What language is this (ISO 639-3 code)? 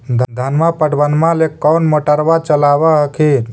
mag